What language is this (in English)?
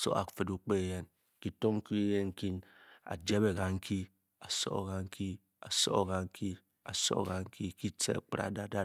Bokyi